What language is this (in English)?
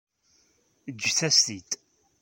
Kabyle